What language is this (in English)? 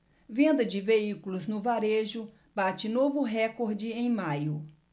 Portuguese